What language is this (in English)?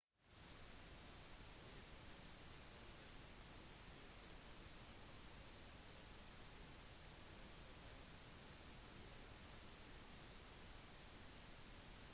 Norwegian Bokmål